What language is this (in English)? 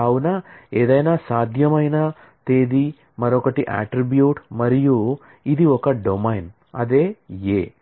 Telugu